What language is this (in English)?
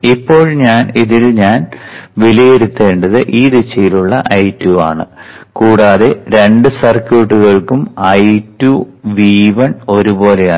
Malayalam